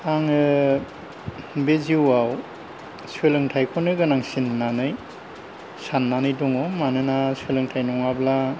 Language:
Bodo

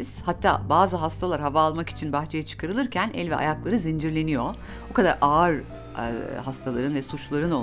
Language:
Turkish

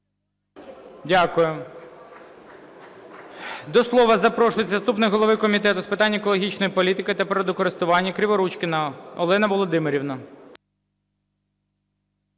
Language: Ukrainian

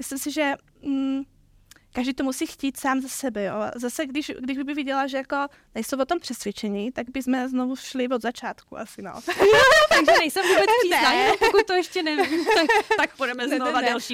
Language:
Czech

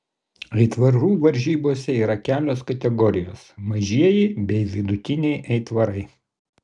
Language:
Lithuanian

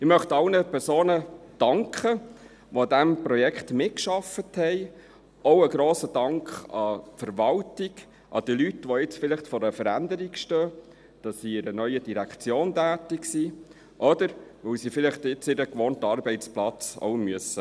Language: Swiss German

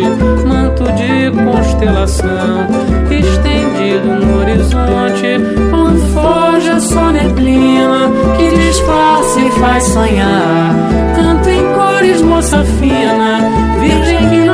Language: Portuguese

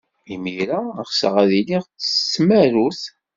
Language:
Kabyle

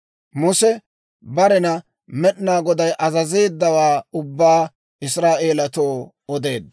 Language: Dawro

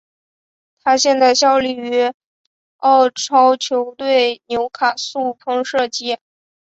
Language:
Chinese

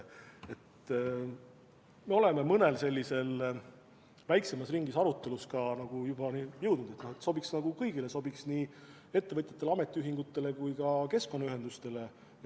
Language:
Estonian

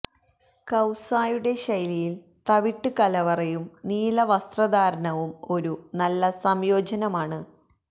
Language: Malayalam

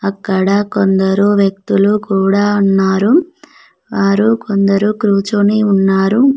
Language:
Telugu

